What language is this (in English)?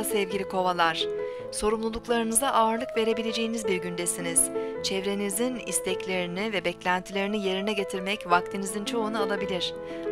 Turkish